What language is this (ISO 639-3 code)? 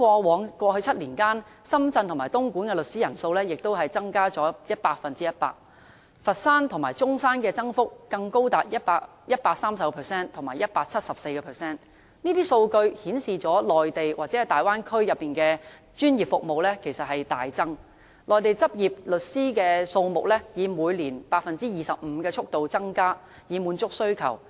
yue